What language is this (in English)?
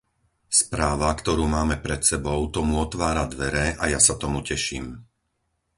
Slovak